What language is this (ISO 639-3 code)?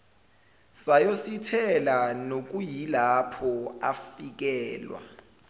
zul